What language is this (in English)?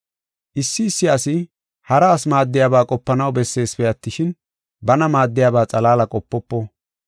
Gofa